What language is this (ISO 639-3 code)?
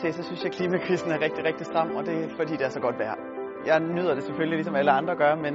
dan